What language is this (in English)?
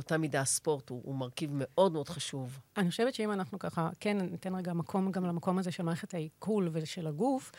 Hebrew